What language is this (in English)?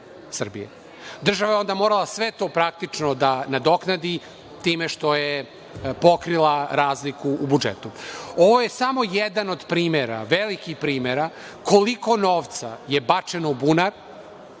Serbian